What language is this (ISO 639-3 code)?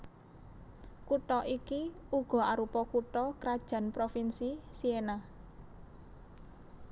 jav